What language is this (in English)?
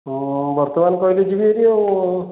Odia